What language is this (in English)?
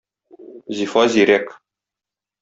Tatar